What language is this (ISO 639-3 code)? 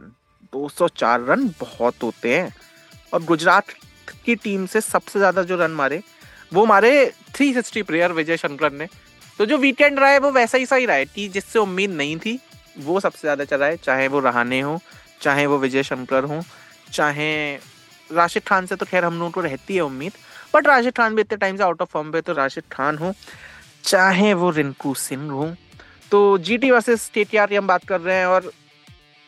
hin